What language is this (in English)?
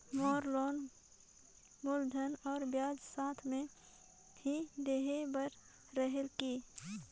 Chhattisgarhi